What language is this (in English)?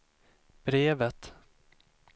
Swedish